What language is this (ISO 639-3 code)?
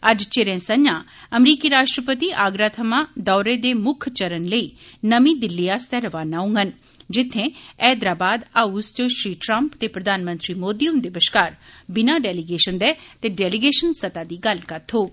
doi